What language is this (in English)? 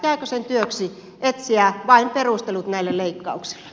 Finnish